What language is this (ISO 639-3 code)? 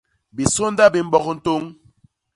bas